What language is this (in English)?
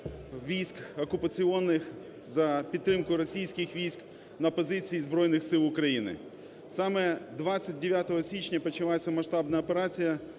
Ukrainian